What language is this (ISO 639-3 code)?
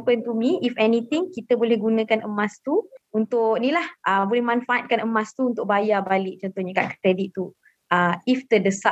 msa